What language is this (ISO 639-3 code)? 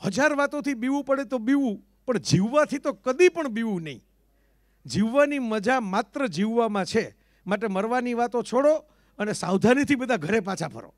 guj